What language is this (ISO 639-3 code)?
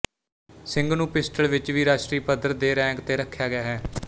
pan